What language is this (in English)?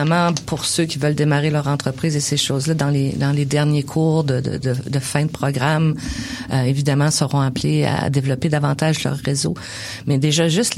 French